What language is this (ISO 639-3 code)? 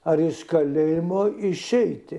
lit